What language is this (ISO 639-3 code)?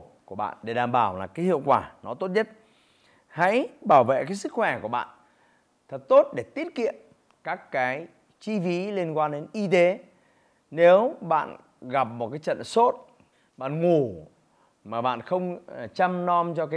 vie